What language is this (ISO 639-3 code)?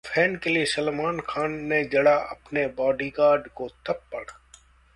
hin